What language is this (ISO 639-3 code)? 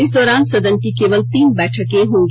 hin